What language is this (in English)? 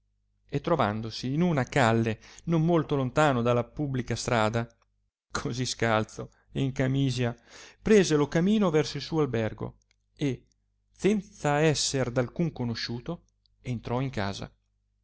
Italian